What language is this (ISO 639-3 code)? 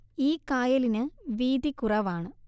mal